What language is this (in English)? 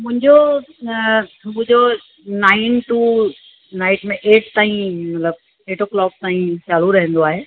Sindhi